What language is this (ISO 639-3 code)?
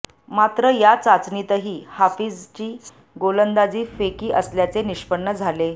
mar